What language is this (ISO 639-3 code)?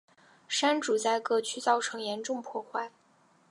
zho